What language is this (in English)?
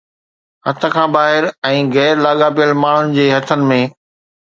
Sindhi